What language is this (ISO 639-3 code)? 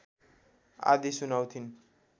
nep